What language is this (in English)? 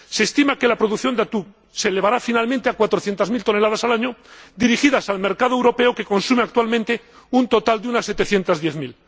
Spanish